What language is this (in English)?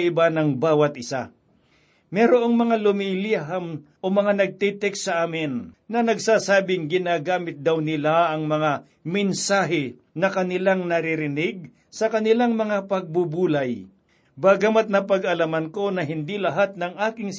Filipino